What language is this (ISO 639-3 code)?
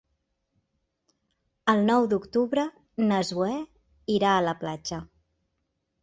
cat